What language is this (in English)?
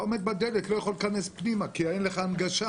Hebrew